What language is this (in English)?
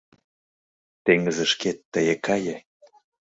Mari